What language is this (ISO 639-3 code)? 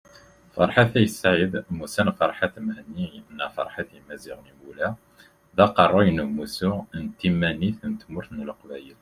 kab